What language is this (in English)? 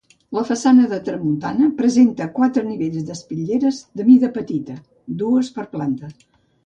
Catalan